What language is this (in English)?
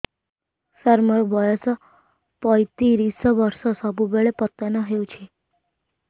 Odia